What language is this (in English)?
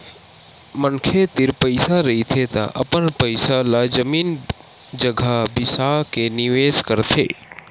Chhattisgarhi